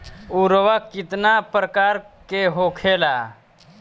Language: Bhojpuri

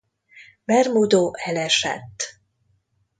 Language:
Hungarian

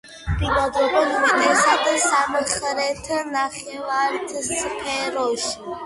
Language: Georgian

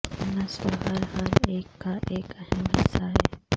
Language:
Urdu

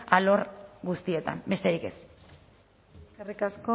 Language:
Basque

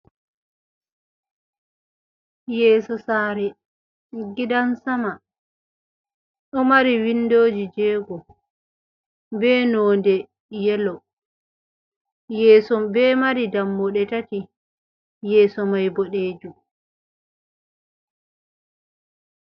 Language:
Fula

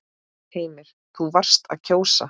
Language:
Icelandic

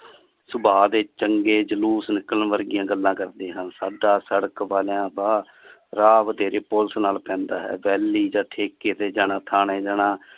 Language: Punjabi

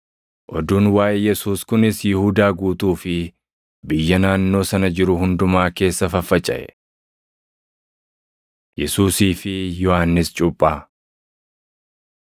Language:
Oromo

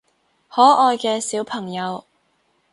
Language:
Cantonese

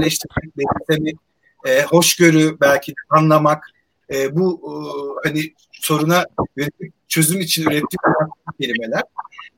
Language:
Turkish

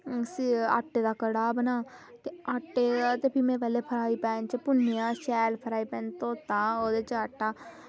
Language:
Dogri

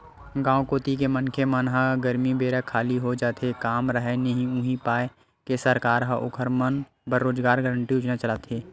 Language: Chhattisgarhi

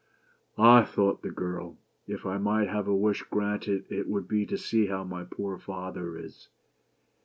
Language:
English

